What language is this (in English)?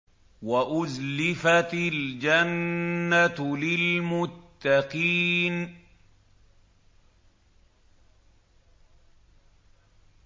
Arabic